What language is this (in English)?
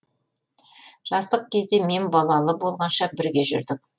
Kazakh